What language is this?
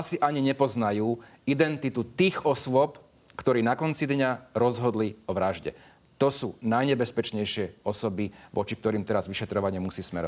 Slovak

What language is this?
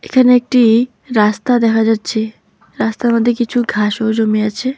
Bangla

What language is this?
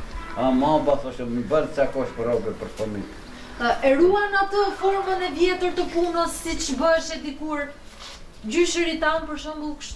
Romanian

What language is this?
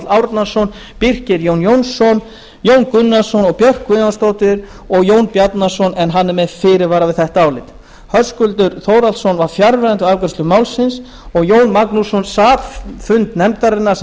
Icelandic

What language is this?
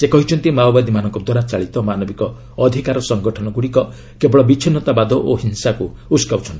Odia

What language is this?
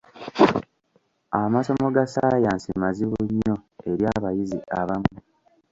Ganda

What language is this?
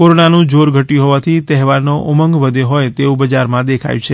Gujarati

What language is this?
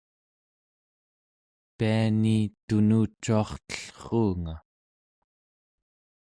Central Yupik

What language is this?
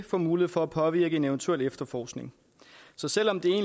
Danish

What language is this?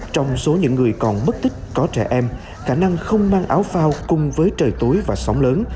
Vietnamese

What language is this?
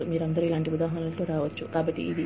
Telugu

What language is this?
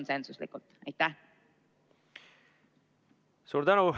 Estonian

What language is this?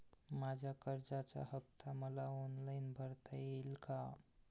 Marathi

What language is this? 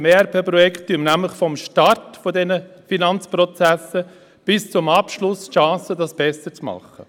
Swiss German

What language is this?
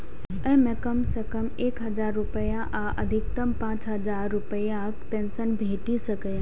Maithili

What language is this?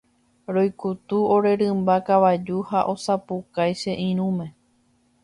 Guarani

